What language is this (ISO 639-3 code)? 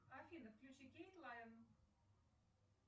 rus